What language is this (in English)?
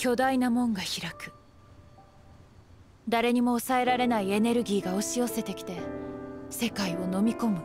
Japanese